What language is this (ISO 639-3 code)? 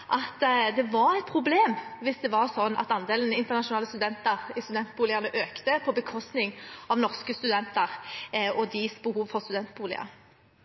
nob